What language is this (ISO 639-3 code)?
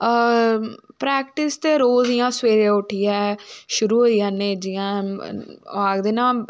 doi